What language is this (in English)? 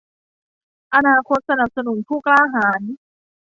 Thai